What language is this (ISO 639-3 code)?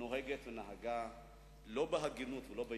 heb